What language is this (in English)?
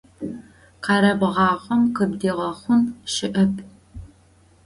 Adyghe